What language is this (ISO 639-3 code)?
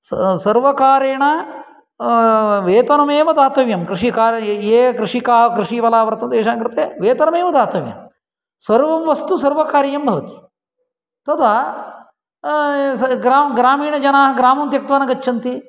san